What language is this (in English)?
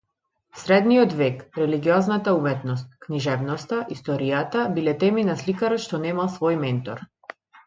Macedonian